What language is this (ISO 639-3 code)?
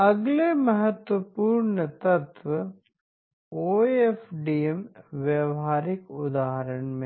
hin